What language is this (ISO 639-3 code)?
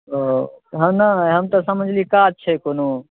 mai